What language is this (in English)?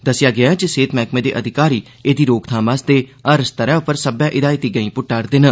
Dogri